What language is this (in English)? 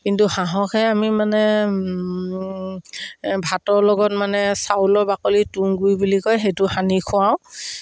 Assamese